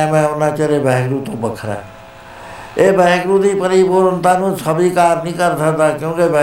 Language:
Punjabi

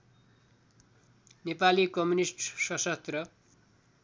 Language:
Nepali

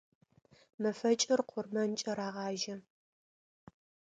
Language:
Adyghe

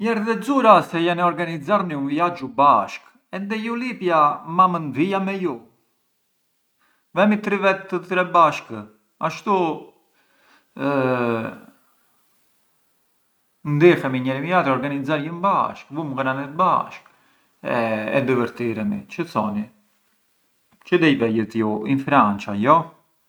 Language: Arbëreshë Albanian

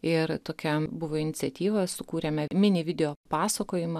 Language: Lithuanian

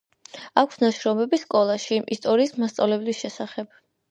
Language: Georgian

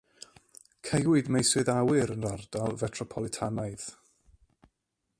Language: Welsh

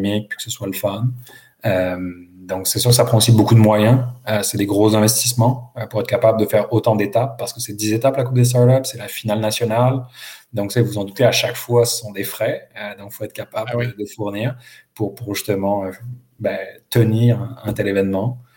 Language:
French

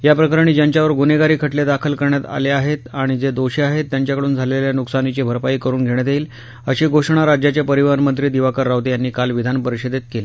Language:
Marathi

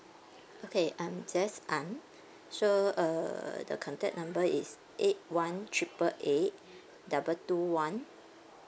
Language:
English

